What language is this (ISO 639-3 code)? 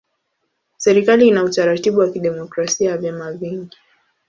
swa